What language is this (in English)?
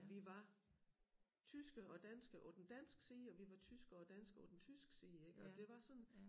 Danish